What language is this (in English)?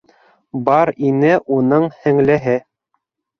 Bashkir